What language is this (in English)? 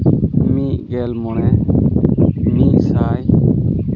Santali